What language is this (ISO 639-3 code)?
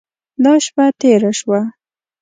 pus